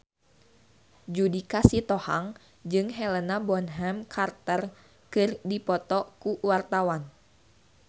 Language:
Sundanese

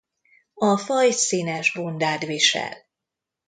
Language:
Hungarian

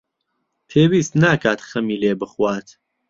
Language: Central Kurdish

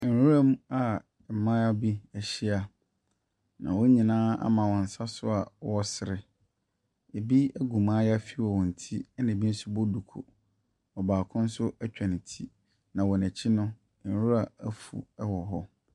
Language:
Akan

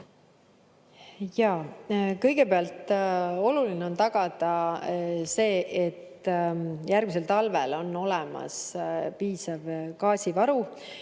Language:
Estonian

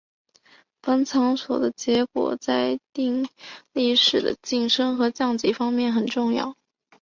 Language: Chinese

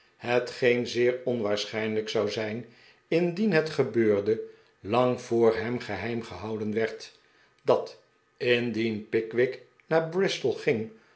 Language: Dutch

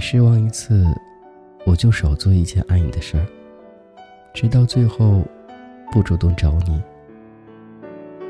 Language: Chinese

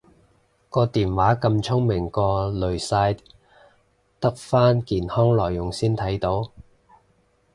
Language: Cantonese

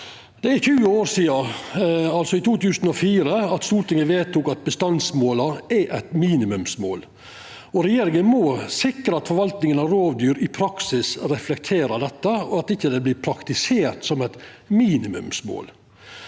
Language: Norwegian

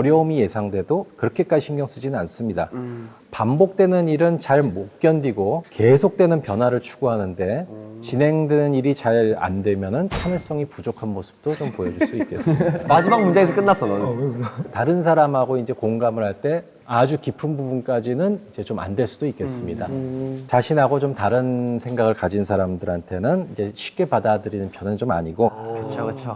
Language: Korean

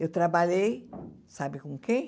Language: Portuguese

